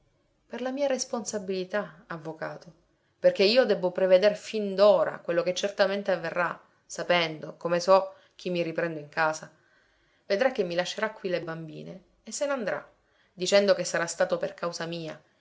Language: Italian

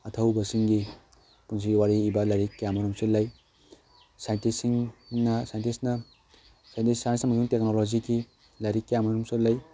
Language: Manipuri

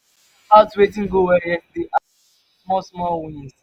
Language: Nigerian Pidgin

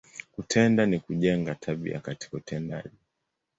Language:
Swahili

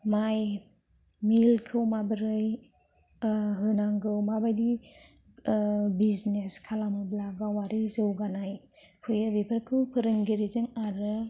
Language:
Bodo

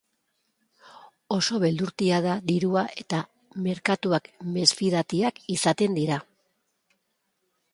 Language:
Basque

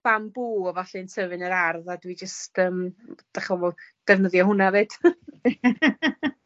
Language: Welsh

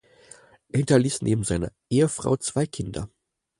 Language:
German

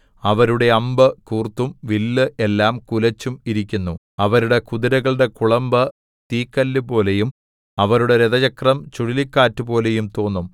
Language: Malayalam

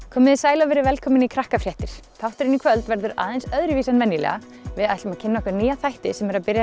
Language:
Icelandic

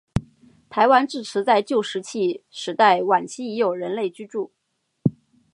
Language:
Chinese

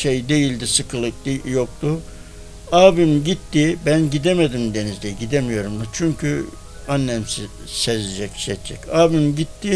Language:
Turkish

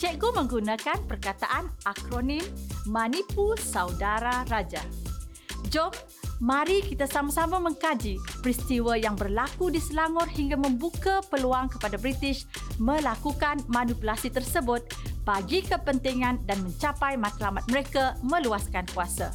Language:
Malay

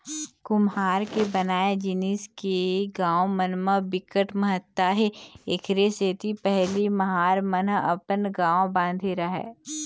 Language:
Chhattisgarhi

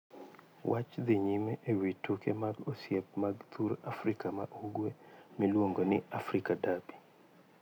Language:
Luo (Kenya and Tanzania)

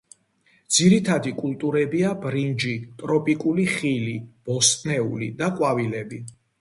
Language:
Georgian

